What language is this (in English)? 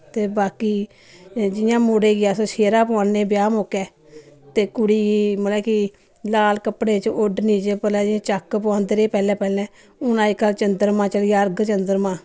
Dogri